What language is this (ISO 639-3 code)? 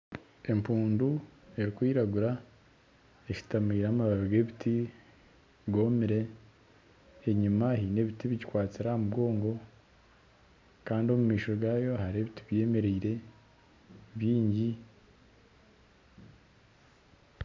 nyn